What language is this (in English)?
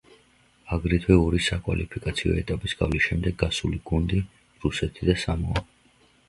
Georgian